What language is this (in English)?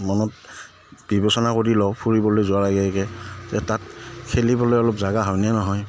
Assamese